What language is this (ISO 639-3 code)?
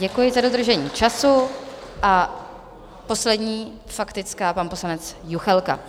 ces